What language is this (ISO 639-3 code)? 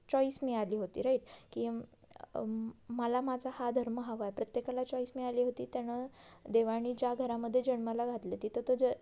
mar